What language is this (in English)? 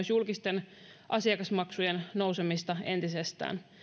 Finnish